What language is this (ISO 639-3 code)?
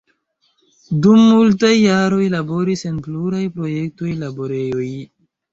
epo